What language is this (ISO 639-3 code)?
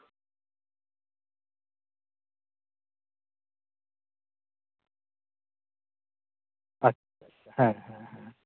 sat